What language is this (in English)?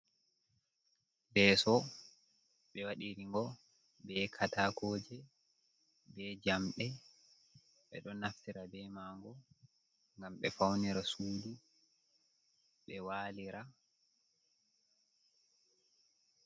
Fula